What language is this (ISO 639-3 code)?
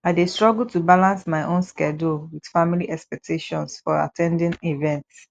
pcm